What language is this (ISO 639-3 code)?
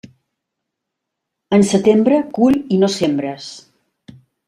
cat